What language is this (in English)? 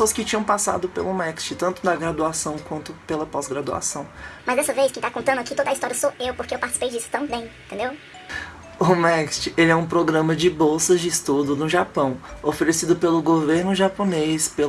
Portuguese